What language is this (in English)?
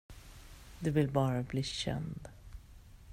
Swedish